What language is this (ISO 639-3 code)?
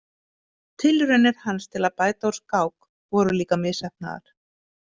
isl